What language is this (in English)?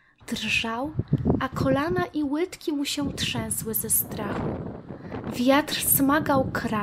Polish